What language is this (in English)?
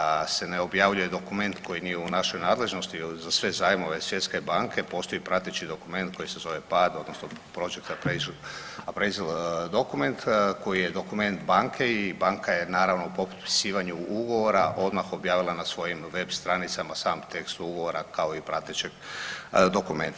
Croatian